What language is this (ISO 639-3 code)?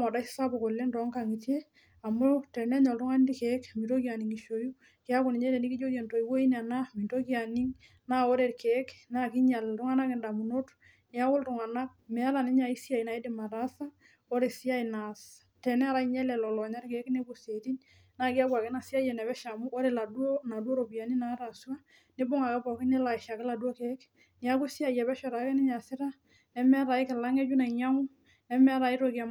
mas